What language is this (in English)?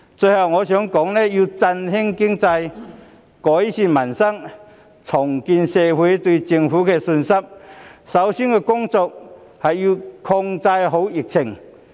Cantonese